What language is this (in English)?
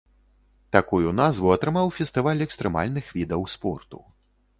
Belarusian